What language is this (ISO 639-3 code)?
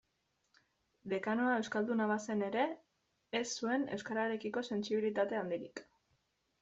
eus